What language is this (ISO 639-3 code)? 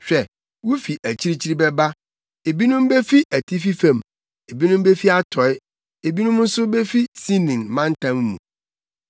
aka